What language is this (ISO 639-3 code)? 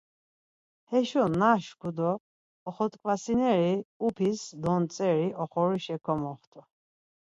lzz